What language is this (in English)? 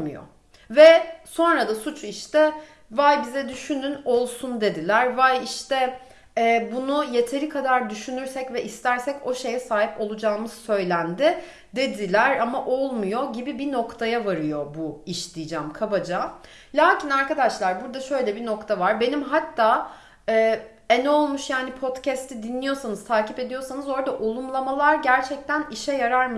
Turkish